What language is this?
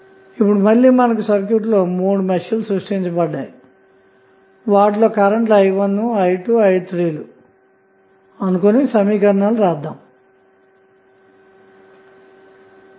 Telugu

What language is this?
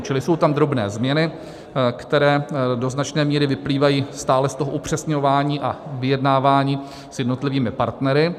Czech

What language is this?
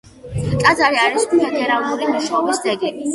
Georgian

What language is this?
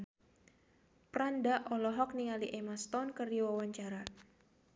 Sundanese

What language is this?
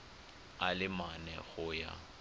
Tswana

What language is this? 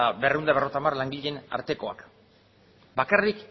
Basque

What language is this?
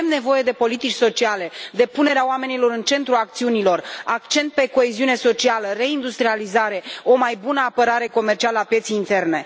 Romanian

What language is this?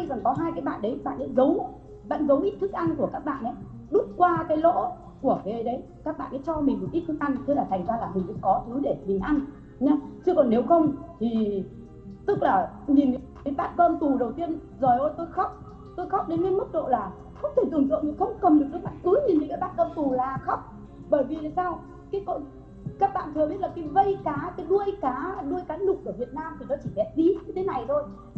Vietnamese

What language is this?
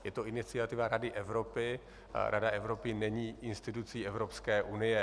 Czech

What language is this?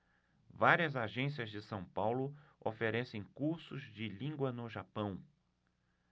Portuguese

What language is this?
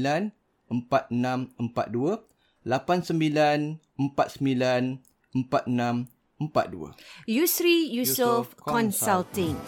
Malay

